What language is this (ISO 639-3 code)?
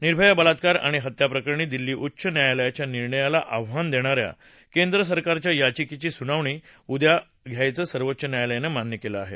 mar